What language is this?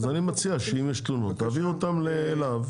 Hebrew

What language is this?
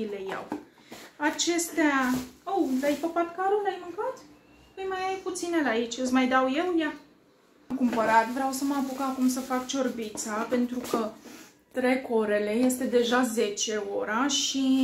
Romanian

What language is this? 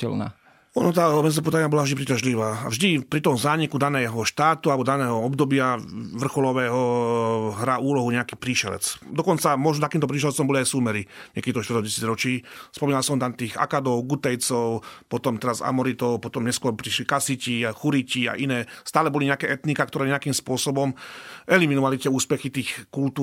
Slovak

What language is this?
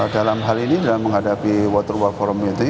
Indonesian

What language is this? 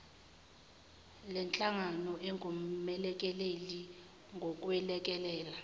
Zulu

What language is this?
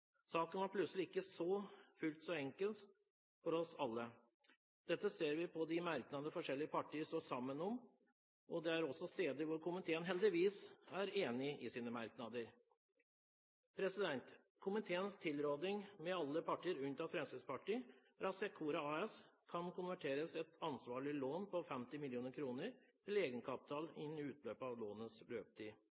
Norwegian Bokmål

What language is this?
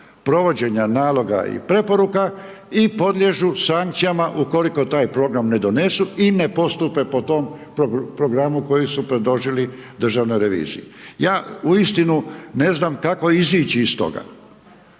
Croatian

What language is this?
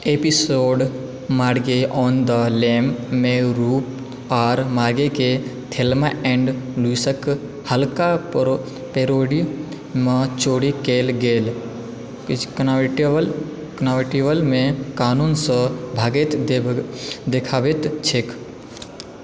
Maithili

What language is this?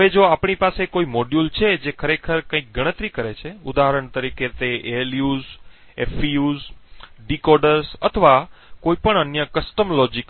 Gujarati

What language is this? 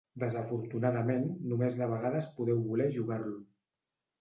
Catalan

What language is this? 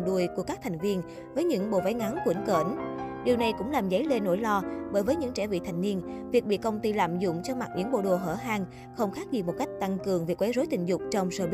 Vietnamese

